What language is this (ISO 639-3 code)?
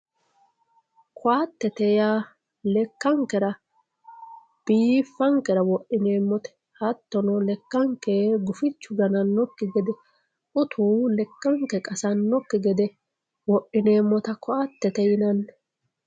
sid